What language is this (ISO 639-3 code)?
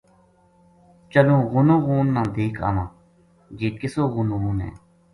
gju